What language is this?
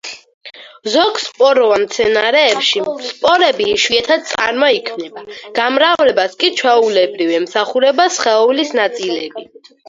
Georgian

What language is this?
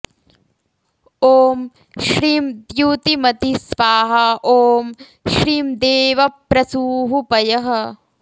Sanskrit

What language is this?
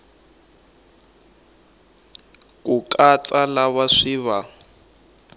Tsonga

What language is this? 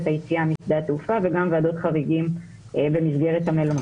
Hebrew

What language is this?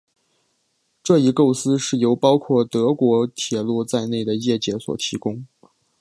Chinese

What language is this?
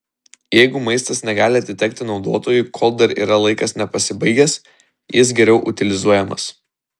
Lithuanian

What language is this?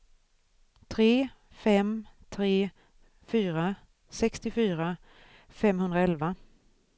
Swedish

